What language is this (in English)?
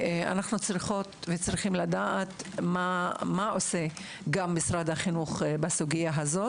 Hebrew